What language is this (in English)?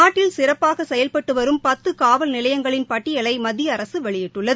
Tamil